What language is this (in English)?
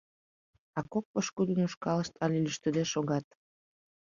Mari